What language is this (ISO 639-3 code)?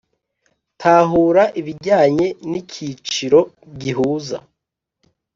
kin